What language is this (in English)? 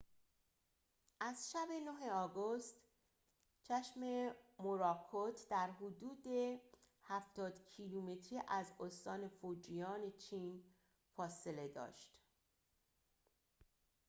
Persian